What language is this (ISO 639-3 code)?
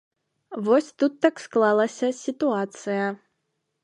bel